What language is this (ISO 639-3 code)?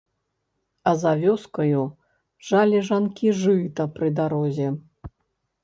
bel